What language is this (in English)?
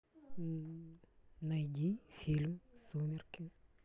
Russian